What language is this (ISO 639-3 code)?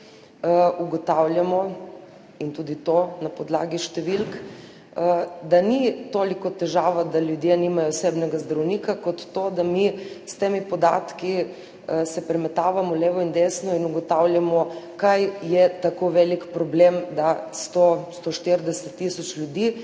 slv